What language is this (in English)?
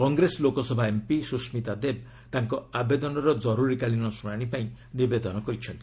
Odia